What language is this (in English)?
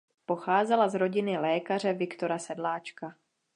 Czech